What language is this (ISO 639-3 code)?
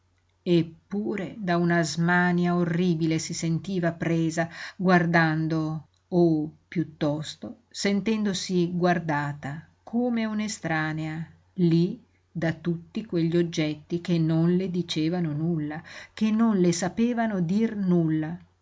ita